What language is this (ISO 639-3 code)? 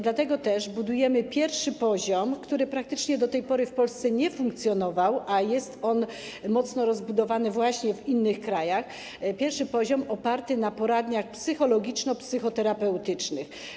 pol